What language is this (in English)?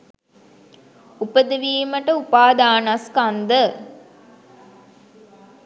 Sinhala